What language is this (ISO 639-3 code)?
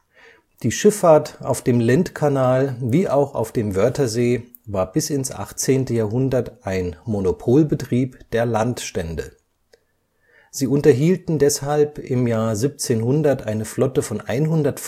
deu